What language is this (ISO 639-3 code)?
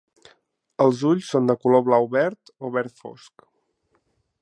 cat